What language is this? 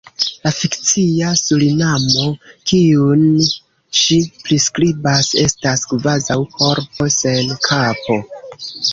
Esperanto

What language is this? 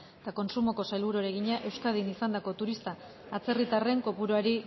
Basque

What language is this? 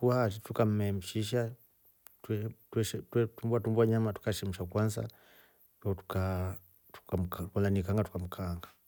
Rombo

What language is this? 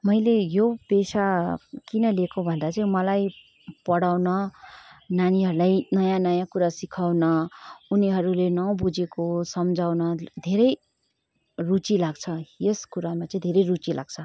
Nepali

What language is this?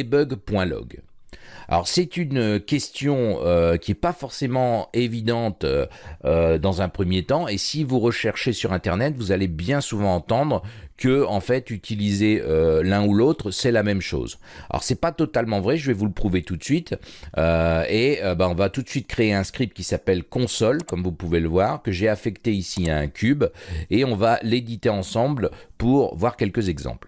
French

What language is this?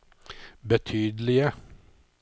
Norwegian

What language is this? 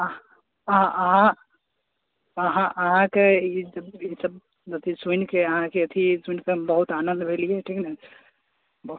Maithili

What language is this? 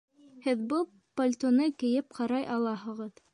Bashkir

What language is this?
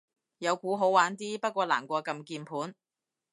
Cantonese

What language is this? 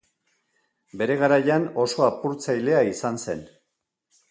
Basque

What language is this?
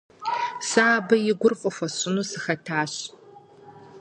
Kabardian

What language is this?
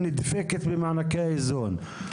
Hebrew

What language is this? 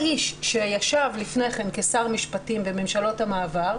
Hebrew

